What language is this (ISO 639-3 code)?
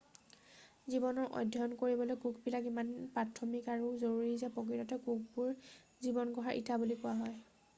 asm